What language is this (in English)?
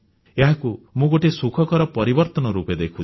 Odia